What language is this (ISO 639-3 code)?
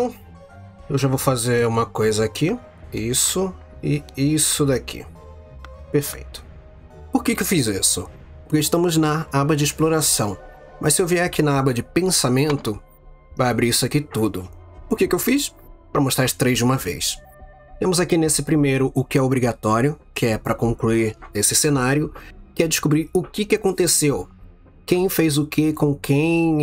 por